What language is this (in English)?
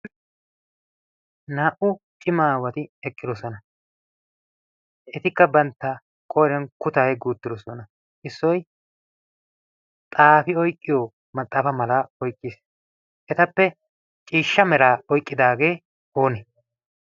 Wolaytta